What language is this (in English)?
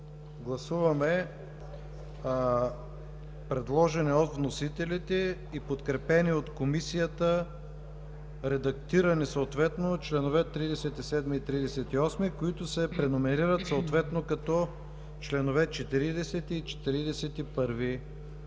Bulgarian